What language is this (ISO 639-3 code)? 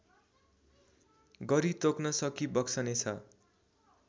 nep